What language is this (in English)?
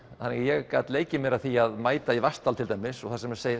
Icelandic